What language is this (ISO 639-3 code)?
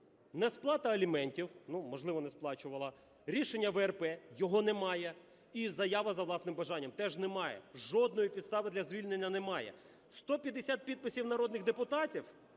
ukr